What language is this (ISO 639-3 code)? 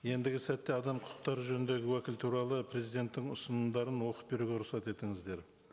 kaz